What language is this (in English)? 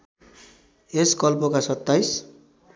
Nepali